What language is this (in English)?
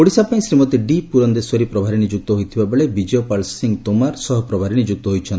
Odia